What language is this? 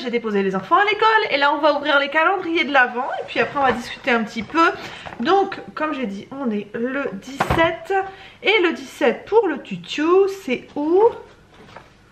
French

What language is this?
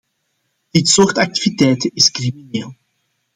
Dutch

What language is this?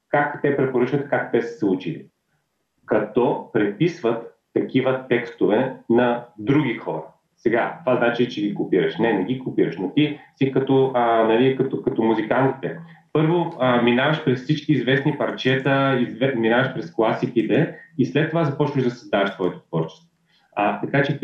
Bulgarian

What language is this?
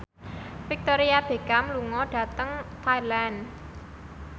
Javanese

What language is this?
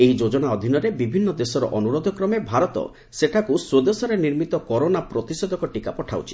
Odia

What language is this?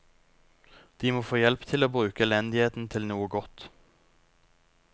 Norwegian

